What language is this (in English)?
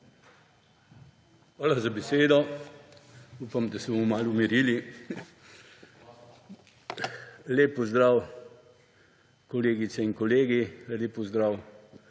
Slovenian